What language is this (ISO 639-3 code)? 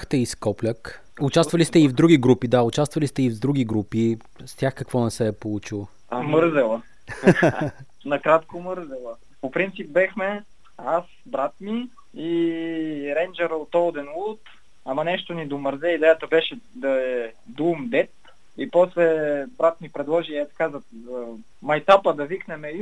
bul